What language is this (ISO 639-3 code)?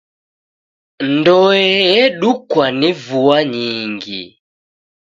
dav